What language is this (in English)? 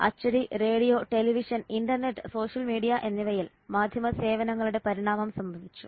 Malayalam